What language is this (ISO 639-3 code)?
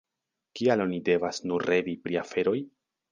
epo